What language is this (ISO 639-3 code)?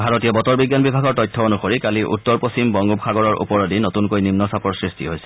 asm